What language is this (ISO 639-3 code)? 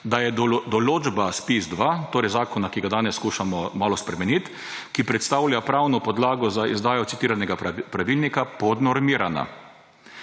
slv